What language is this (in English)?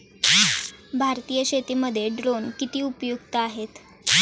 Marathi